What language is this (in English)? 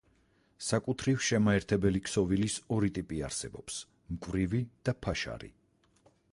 Georgian